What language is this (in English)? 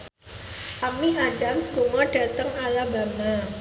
Javanese